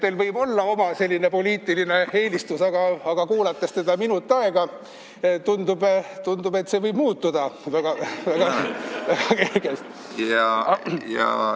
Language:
Estonian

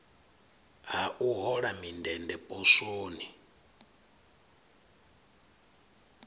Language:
Venda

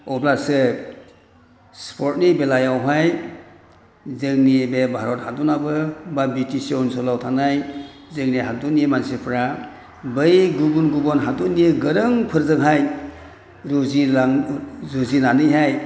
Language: Bodo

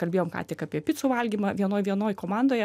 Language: Lithuanian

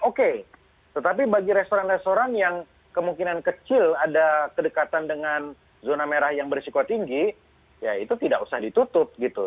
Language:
Indonesian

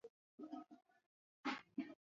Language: Swahili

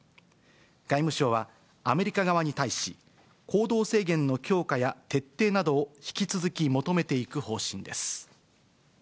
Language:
Japanese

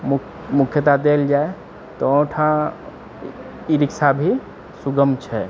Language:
Maithili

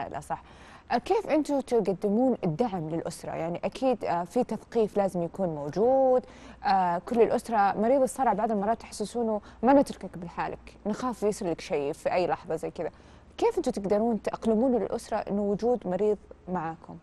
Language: Arabic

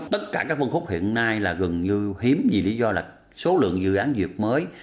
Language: Vietnamese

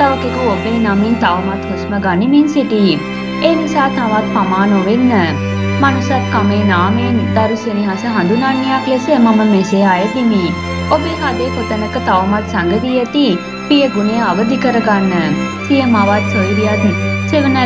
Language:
Thai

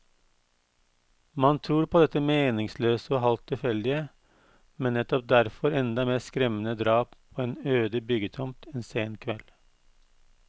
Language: Norwegian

